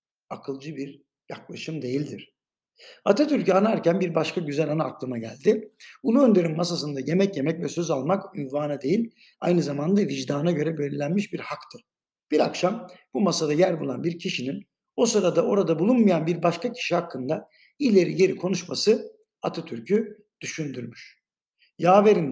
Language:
Turkish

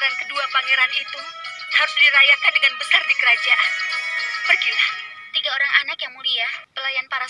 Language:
Indonesian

